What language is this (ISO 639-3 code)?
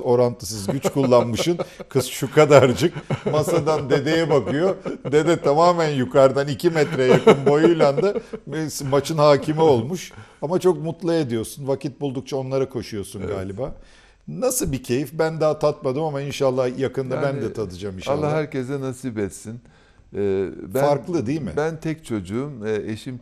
tur